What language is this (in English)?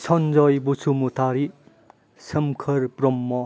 Bodo